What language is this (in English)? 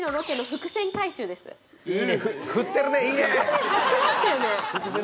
Japanese